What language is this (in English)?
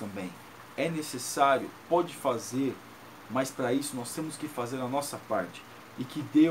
Portuguese